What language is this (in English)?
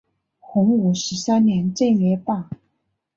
Chinese